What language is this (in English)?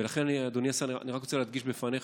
Hebrew